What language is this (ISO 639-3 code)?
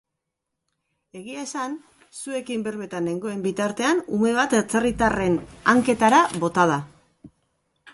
eus